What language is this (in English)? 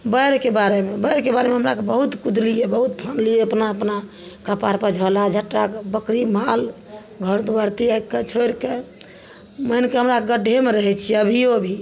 Maithili